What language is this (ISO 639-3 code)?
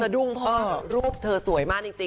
tha